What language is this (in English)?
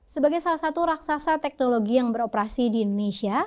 Indonesian